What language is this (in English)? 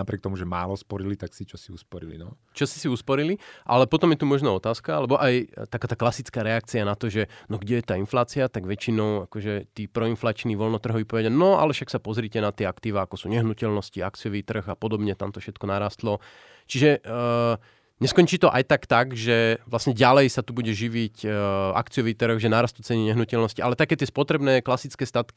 Slovak